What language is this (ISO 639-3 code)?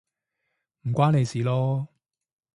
yue